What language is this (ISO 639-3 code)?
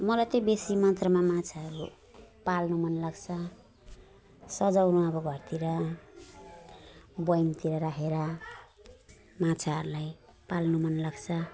nep